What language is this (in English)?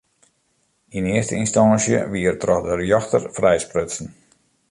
Western Frisian